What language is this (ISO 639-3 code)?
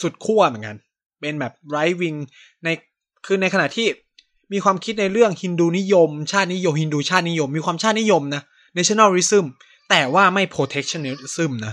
tha